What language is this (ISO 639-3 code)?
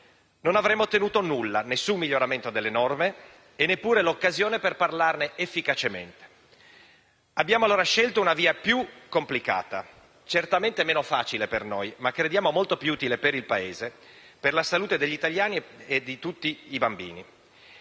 ita